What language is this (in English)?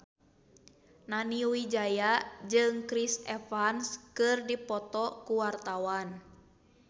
Sundanese